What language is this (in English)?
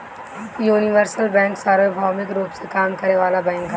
Bhojpuri